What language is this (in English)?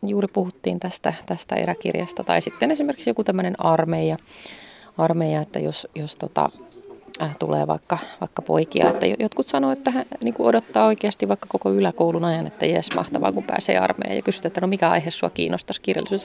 Finnish